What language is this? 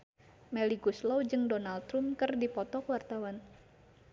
Sundanese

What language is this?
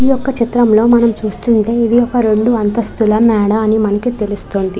Telugu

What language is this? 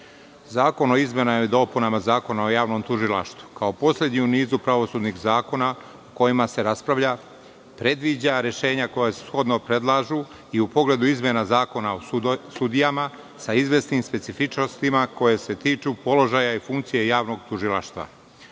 Serbian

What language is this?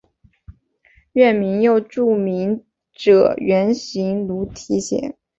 Chinese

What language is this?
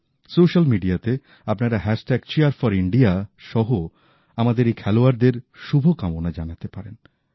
Bangla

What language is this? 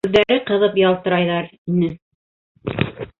Bashkir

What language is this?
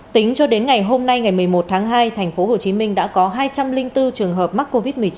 Vietnamese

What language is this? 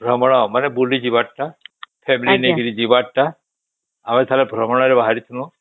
Odia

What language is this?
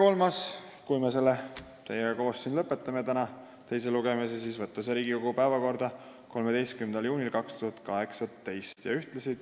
Estonian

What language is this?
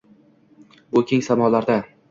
Uzbek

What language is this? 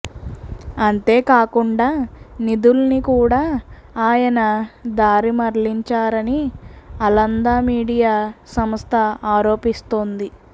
Telugu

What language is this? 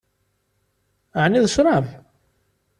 Kabyle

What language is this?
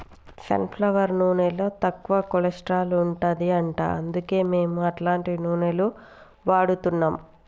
Telugu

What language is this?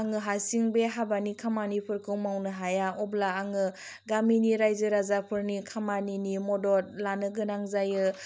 Bodo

